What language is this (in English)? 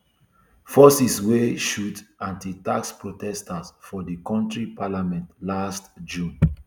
Nigerian Pidgin